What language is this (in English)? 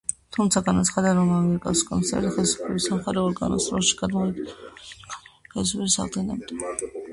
Georgian